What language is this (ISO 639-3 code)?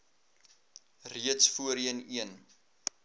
afr